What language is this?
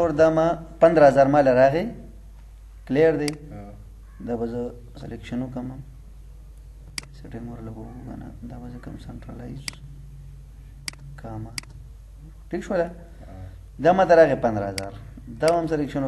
Arabic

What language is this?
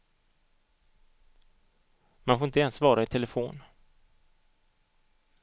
Swedish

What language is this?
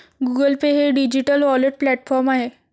Marathi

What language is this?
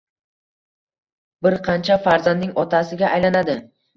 Uzbek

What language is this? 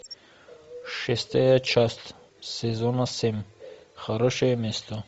Russian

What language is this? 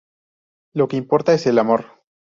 Spanish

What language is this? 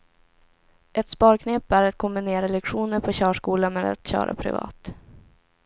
Swedish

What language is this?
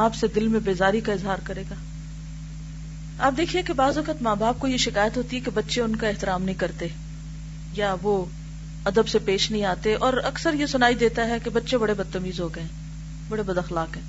Urdu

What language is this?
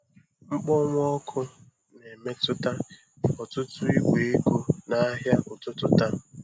Igbo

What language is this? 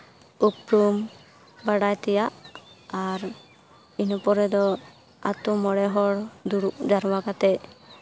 Santali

